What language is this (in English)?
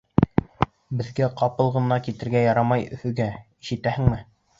Bashkir